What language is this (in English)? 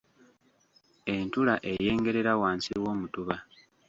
Ganda